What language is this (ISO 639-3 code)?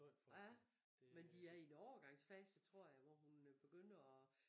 dan